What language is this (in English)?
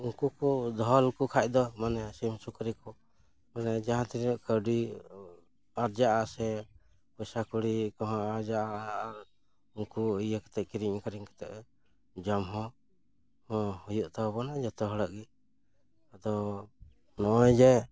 Santali